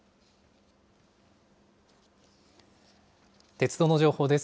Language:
Japanese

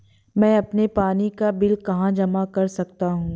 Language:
Hindi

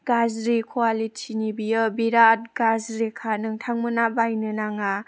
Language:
Bodo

